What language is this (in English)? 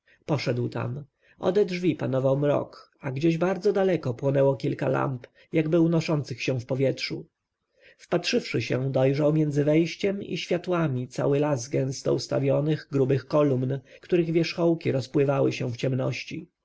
Polish